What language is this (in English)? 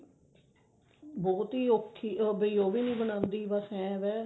Punjabi